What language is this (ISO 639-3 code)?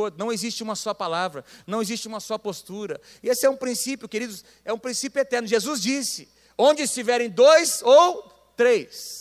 por